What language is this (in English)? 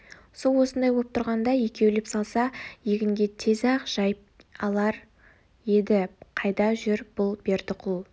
Kazakh